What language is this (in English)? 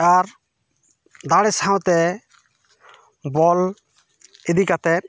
Santali